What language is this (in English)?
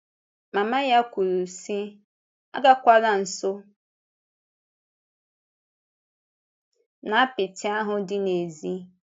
Igbo